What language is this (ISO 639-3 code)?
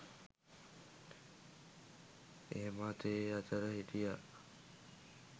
sin